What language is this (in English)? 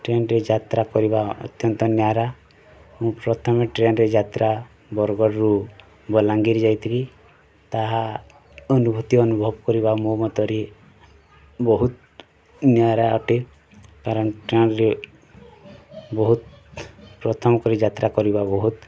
Odia